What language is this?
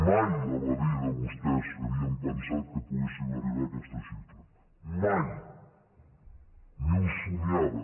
Catalan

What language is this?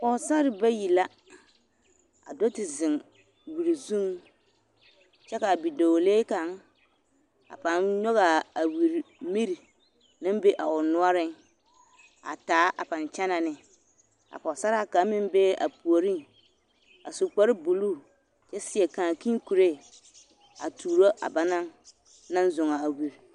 Southern Dagaare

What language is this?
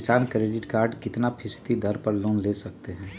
Magahi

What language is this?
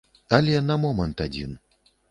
Belarusian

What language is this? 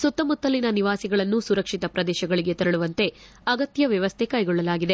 Kannada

